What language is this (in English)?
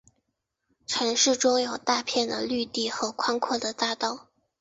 Chinese